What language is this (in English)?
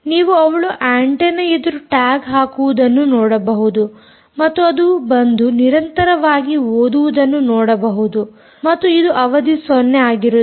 Kannada